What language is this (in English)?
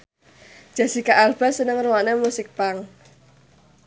Javanese